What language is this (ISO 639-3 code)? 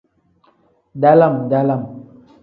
kdh